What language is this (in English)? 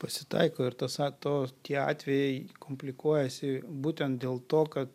Lithuanian